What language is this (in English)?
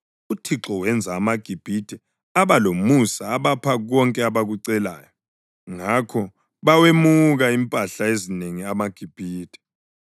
North Ndebele